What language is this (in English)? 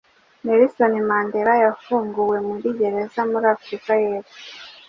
Kinyarwanda